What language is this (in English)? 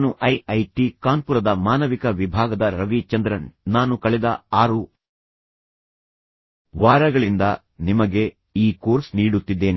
Kannada